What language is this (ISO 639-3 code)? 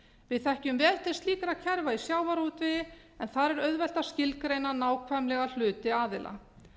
isl